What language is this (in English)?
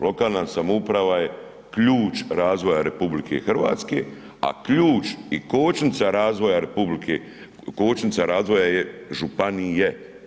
Croatian